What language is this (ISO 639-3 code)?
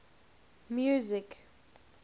eng